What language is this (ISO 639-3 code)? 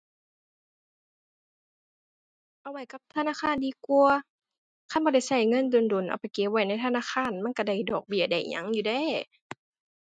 tha